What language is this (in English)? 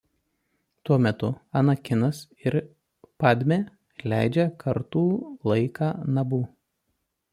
Lithuanian